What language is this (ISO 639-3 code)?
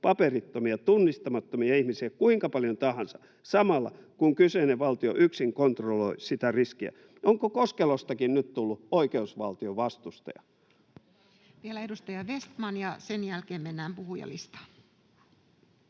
fin